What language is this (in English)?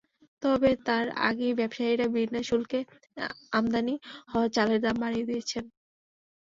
Bangla